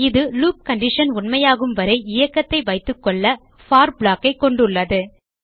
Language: Tamil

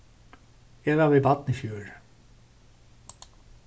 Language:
Faroese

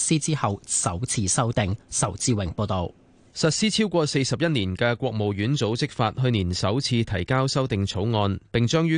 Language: Chinese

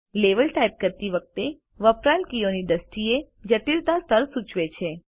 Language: Gujarati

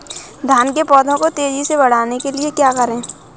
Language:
Hindi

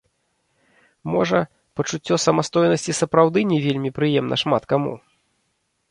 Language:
Belarusian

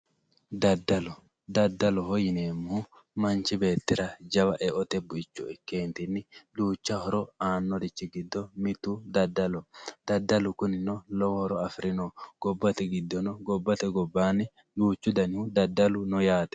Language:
Sidamo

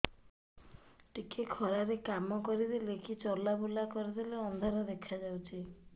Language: Odia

